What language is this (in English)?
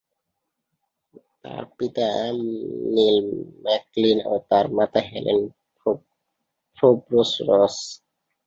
Bangla